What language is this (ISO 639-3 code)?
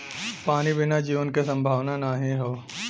bho